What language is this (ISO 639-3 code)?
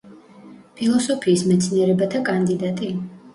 kat